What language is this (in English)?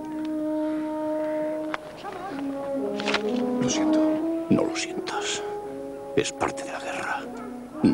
Spanish